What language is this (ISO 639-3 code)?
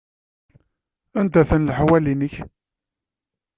kab